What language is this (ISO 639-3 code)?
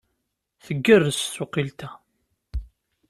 kab